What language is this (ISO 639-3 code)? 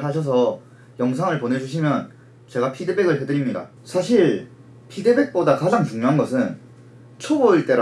kor